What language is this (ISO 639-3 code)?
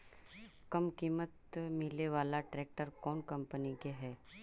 mag